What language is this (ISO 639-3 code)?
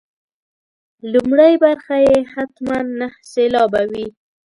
pus